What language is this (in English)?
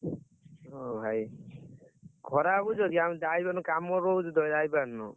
Odia